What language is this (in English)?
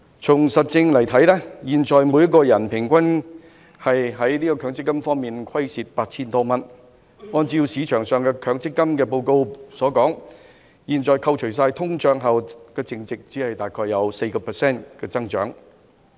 Cantonese